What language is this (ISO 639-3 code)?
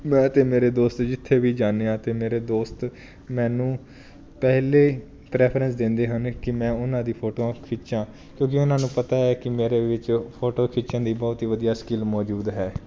pan